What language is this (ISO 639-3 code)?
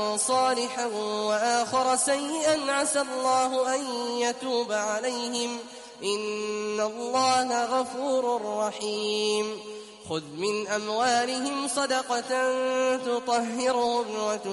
ara